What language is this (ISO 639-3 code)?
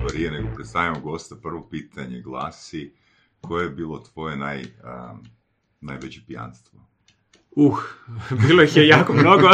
hrv